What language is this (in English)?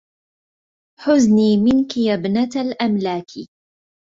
Arabic